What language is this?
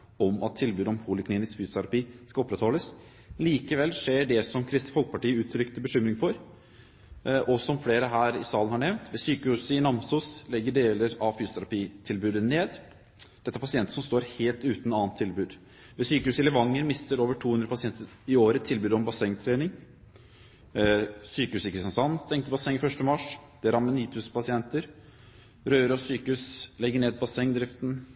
Norwegian Bokmål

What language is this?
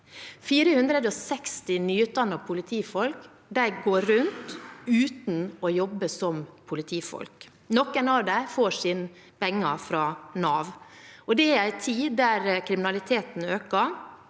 Norwegian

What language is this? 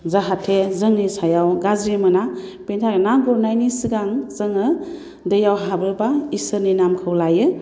Bodo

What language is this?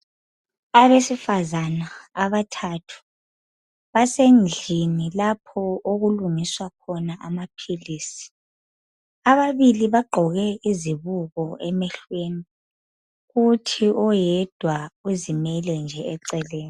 North Ndebele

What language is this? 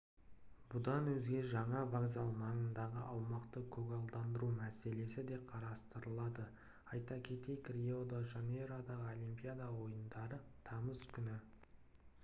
Kazakh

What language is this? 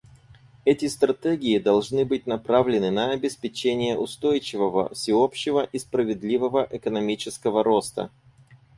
Russian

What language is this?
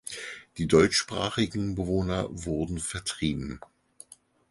German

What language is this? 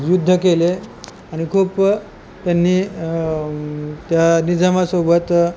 Marathi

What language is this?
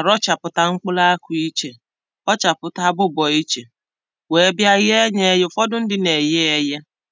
Igbo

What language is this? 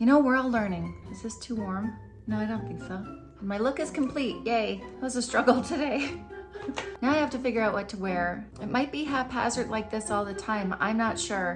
English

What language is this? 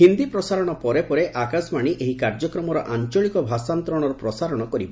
Odia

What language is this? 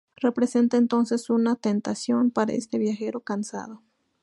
Spanish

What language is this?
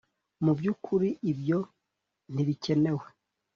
Kinyarwanda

